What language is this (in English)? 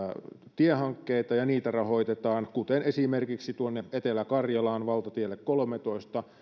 Finnish